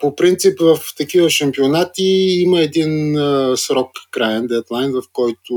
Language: Bulgarian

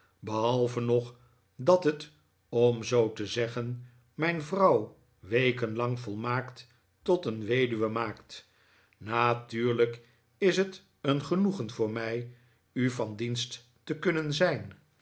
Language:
Dutch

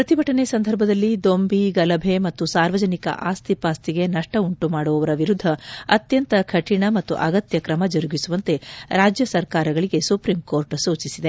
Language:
Kannada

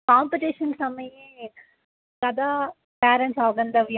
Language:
Sanskrit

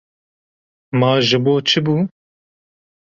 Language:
Kurdish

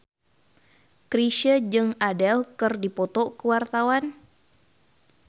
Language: Sundanese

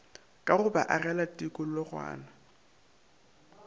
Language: Northern Sotho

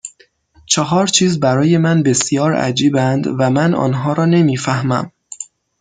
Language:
Persian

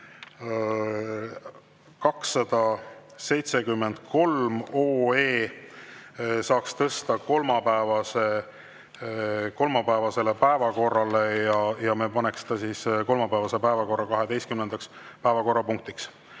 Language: Estonian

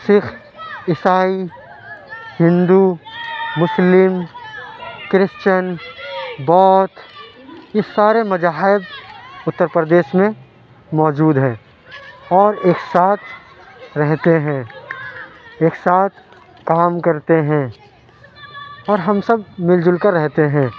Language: Urdu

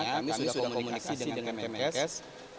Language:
Indonesian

